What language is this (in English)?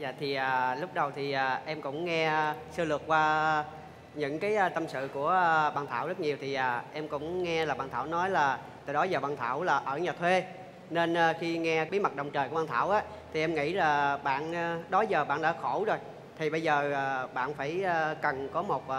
Vietnamese